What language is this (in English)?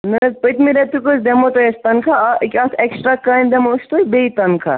Kashmiri